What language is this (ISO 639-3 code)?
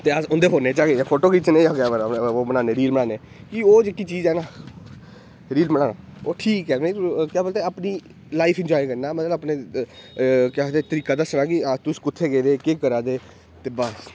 doi